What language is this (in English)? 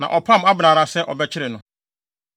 Akan